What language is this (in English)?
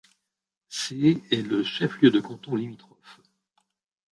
French